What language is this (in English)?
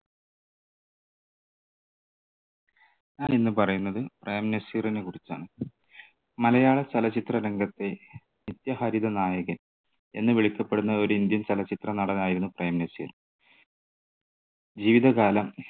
Malayalam